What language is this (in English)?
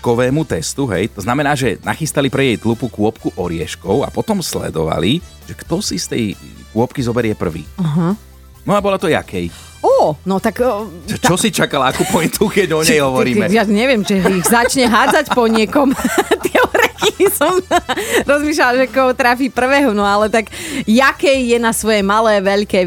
Slovak